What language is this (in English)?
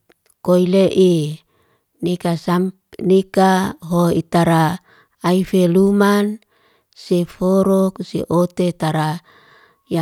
Liana-Seti